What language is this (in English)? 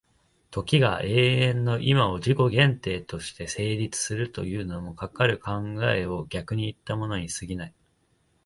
Japanese